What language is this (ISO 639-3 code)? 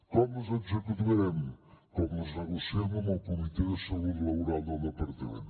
cat